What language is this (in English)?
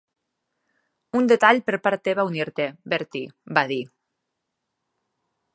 Catalan